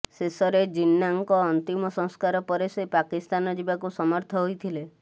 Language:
Odia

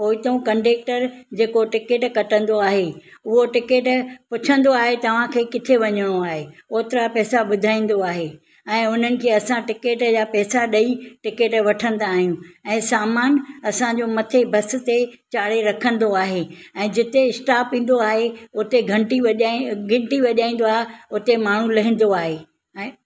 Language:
Sindhi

